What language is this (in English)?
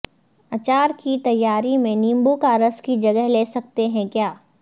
Urdu